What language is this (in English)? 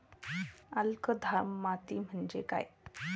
Marathi